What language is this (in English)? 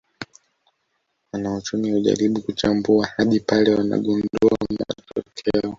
Swahili